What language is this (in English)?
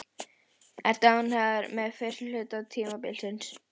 Icelandic